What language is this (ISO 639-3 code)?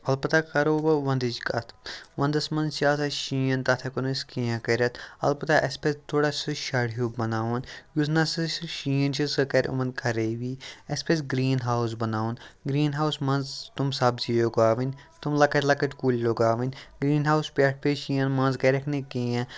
kas